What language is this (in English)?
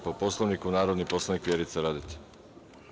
Serbian